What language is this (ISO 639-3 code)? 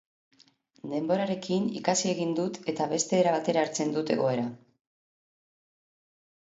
eus